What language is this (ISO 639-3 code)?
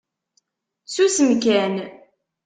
kab